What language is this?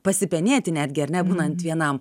Lithuanian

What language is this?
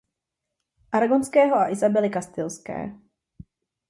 Czech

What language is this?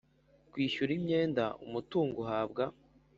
Kinyarwanda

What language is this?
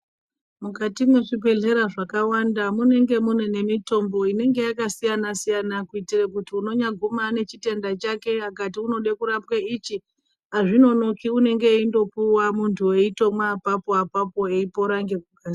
Ndau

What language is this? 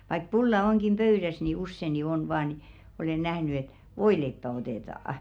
Finnish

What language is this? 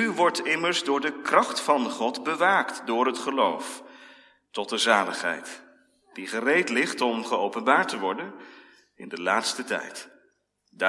Dutch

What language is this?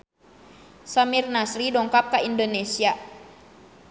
Sundanese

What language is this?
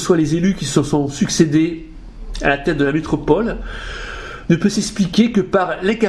French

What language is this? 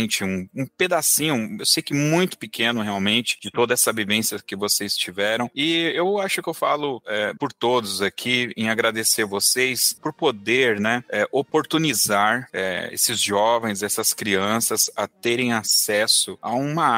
Portuguese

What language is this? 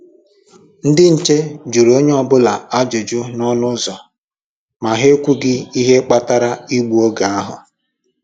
Igbo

